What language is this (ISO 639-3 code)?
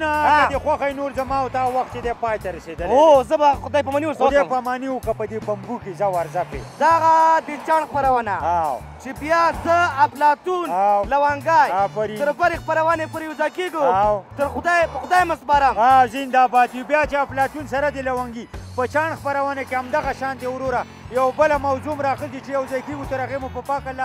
ara